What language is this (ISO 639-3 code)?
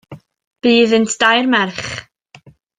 cym